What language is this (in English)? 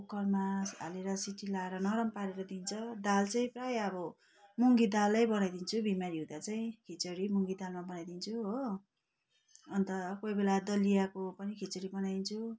Nepali